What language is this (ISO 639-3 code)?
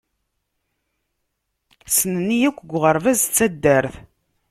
kab